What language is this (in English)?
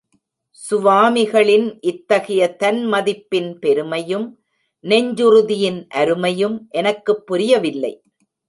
Tamil